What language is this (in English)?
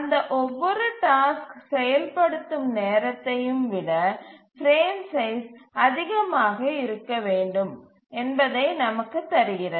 Tamil